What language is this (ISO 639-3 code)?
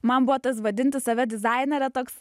lit